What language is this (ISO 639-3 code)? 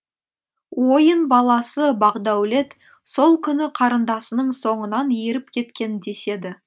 kaz